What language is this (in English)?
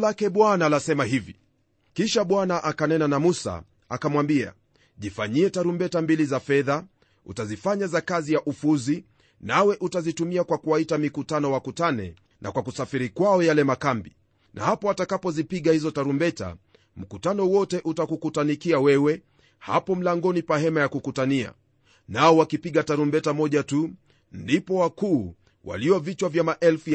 Swahili